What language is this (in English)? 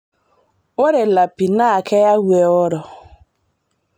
Masai